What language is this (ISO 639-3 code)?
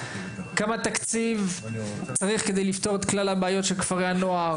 heb